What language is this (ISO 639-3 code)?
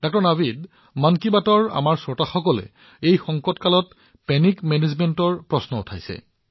asm